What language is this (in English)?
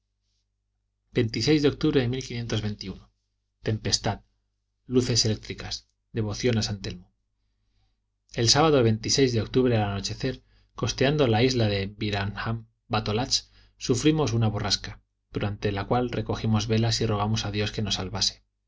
Spanish